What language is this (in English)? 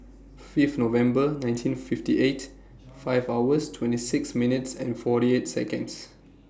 English